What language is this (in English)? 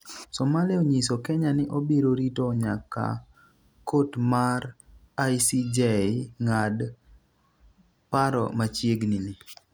Luo (Kenya and Tanzania)